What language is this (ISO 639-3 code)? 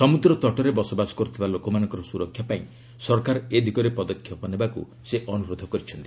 ori